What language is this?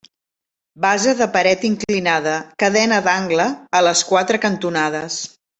Catalan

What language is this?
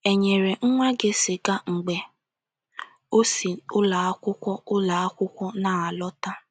Igbo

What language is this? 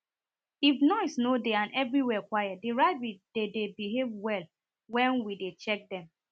Nigerian Pidgin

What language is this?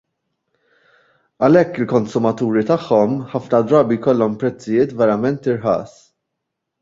Maltese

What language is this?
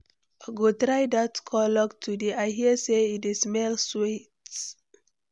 Nigerian Pidgin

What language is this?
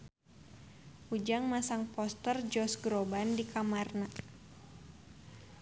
Sundanese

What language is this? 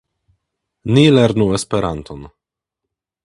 Esperanto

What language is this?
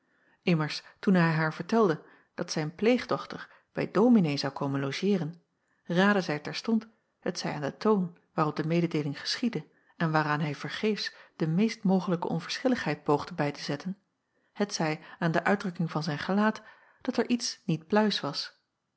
Dutch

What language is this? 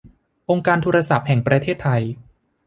Thai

